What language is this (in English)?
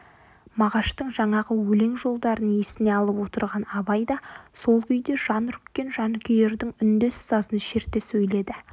Kazakh